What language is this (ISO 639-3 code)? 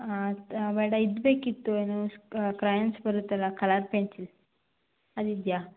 kan